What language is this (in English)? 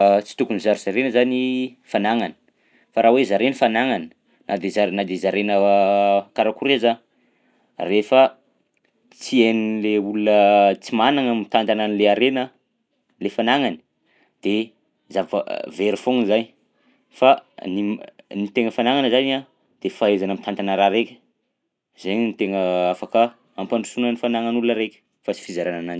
Southern Betsimisaraka Malagasy